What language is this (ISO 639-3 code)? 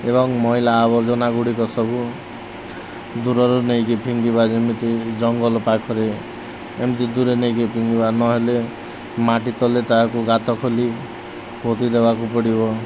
ori